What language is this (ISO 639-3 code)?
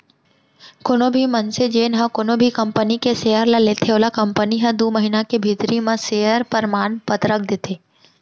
hne